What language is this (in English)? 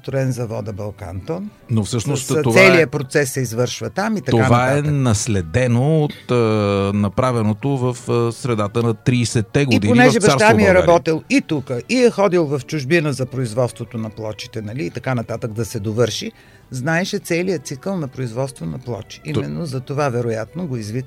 Bulgarian